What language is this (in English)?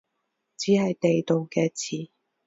Cantonese